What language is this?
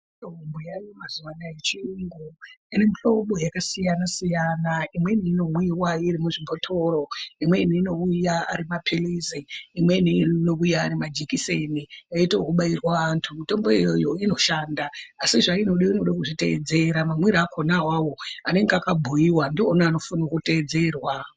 Ndau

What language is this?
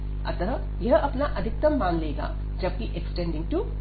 Hindi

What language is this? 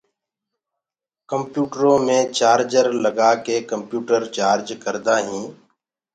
Gurgula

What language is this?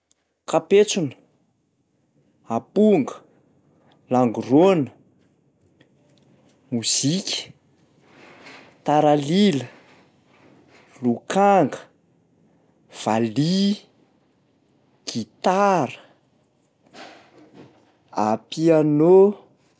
Malagasy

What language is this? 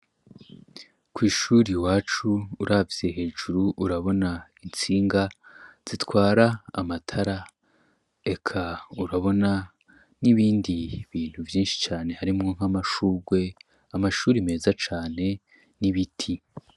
Rundi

